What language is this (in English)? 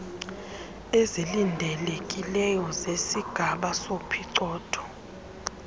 Xhosa